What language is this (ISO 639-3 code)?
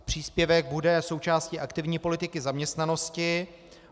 ces